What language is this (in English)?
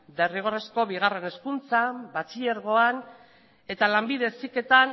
Basque